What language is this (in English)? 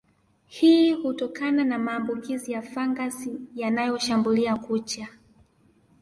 Swahili